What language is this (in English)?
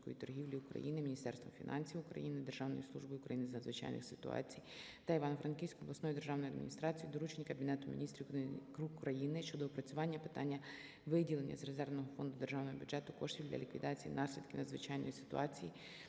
Ukrainian